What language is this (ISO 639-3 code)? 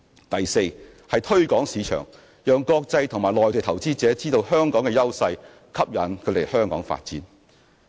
yue